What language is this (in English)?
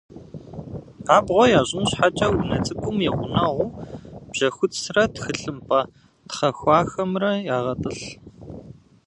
Kabardian